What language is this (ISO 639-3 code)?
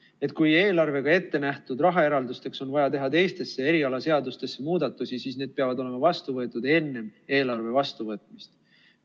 est